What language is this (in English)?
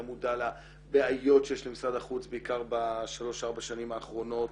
Hebrew